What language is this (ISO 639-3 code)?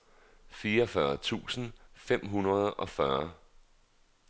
dan